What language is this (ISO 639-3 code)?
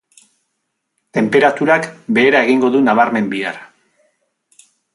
eus